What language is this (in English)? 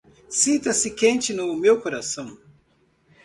Portuguese